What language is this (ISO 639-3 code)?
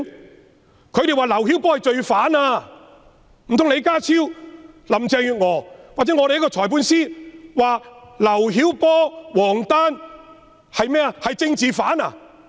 yue